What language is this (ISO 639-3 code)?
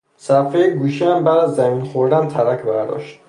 fas